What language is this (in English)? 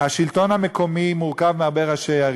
Hebrew